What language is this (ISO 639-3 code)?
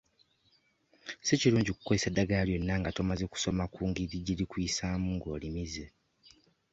lug